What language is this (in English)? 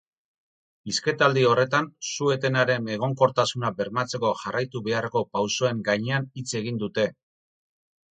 Basque